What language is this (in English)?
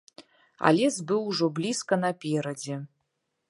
Belarusian